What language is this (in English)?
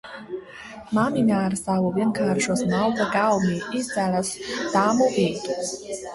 Latvian